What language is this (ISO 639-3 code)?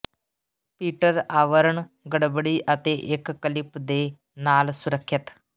pan